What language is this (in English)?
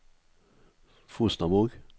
Norwegian